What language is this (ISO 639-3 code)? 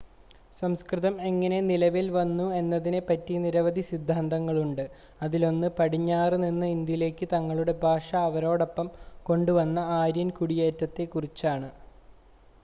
mal